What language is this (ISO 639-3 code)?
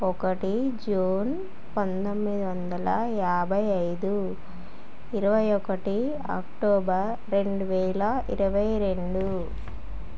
tel